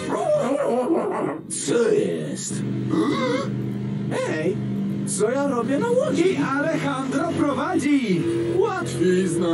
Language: Polish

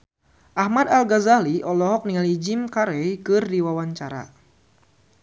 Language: Sundanese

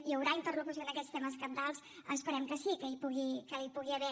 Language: Catalan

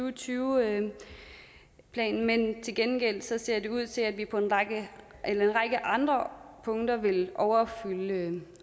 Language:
Danish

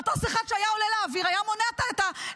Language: Hebrew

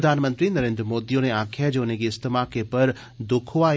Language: Dogri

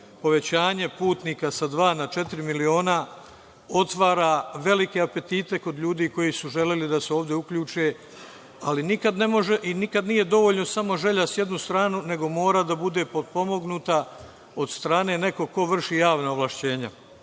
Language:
Serbian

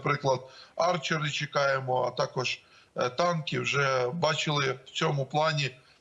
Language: Ukrainian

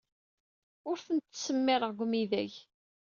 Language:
Kabyle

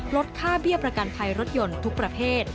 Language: Thai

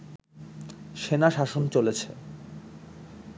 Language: Bangla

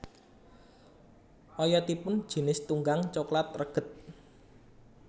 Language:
Javanese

